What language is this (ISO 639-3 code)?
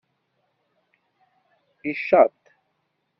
kab